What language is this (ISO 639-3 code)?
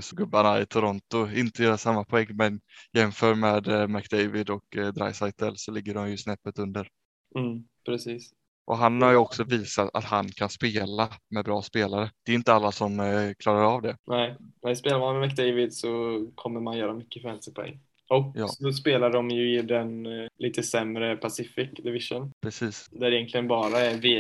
swe